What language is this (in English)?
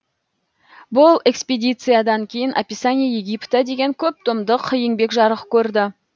Kazakh